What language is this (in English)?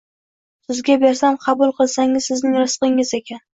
Uzbek